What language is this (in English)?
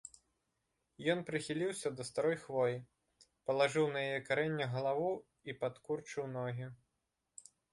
Belarusian